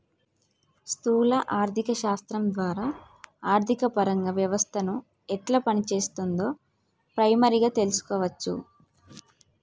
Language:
Telugu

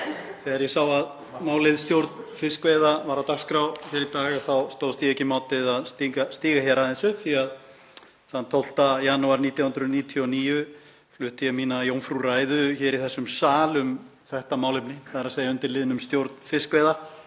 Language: Icelandic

